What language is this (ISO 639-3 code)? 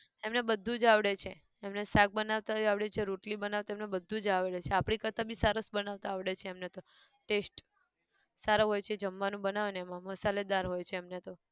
guj